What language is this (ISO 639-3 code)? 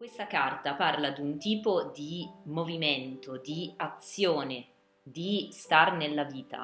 ita